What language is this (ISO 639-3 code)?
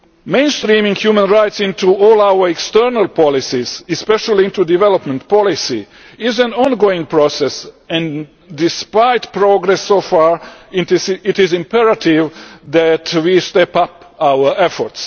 eng